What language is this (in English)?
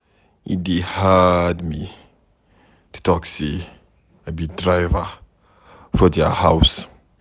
Nigerian Pidgin